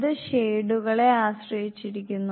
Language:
Malayalam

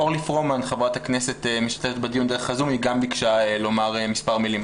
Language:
Hebrew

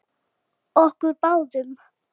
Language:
Icelandic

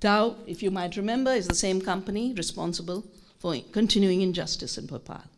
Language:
English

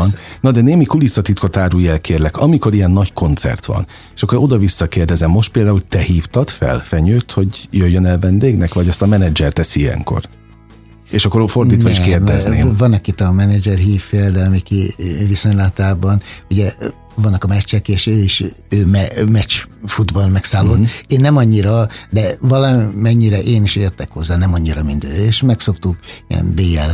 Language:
Hungarian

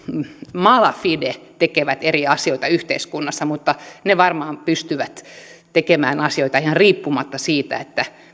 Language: Finnish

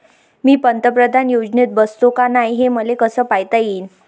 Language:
Marathi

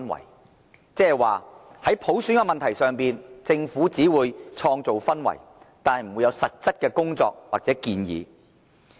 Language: Cantonese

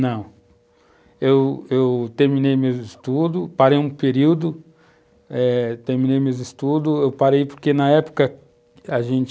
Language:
Portuguese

